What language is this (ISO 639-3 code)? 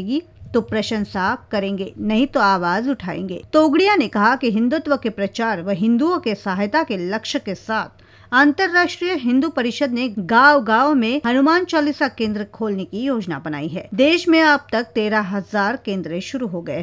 hin